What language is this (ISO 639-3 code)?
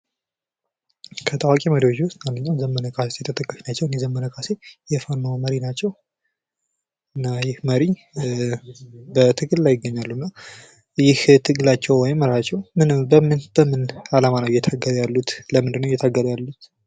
amh